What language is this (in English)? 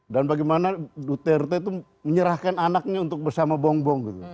Indonesian